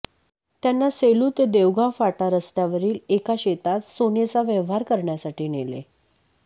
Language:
Marathi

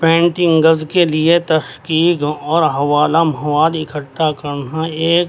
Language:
Urdu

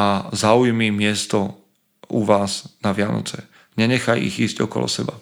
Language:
Slovak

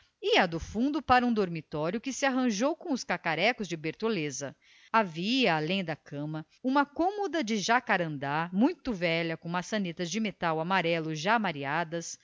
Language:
Portuguese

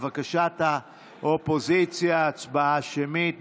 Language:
Hebrew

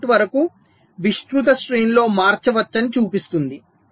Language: Telugu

